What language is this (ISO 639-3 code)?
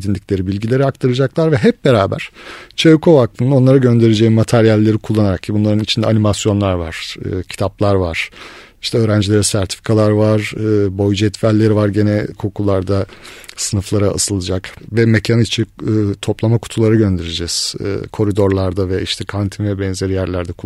tur